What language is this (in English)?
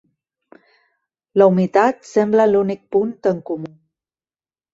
Catalan